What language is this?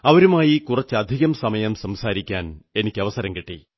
Malayalam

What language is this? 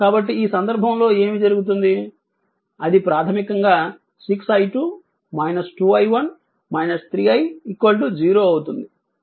Telugu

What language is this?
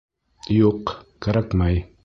Bashkir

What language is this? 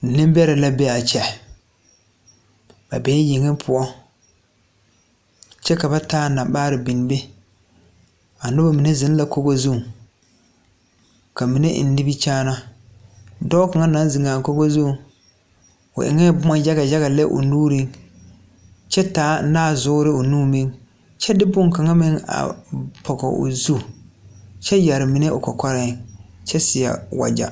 Southern Dagaare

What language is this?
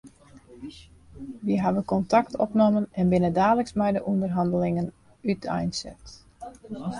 Western Frisian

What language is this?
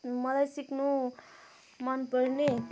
Nepali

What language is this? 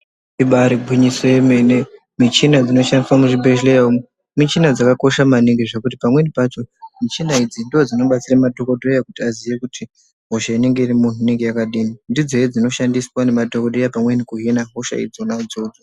Ndau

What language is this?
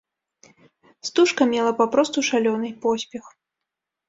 Belarusian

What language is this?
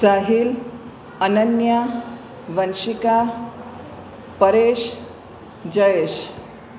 Gujarati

